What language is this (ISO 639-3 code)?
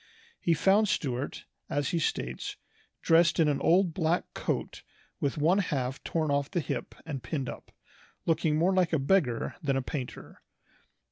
eng